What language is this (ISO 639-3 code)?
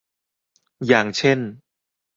tha